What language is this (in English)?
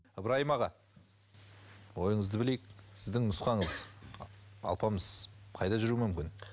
Kazakh